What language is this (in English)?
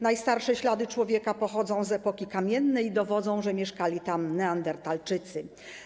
Polish